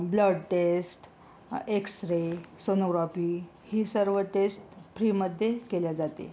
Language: Marathi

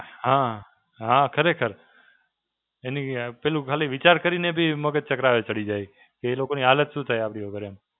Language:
Gujarati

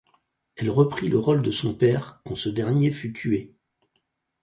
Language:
French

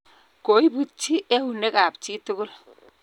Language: Kalenjin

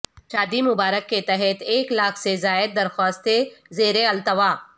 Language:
Urdu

